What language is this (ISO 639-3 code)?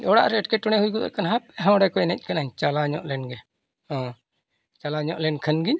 sat